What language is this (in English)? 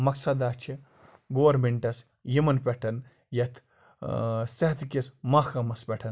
Kashmiri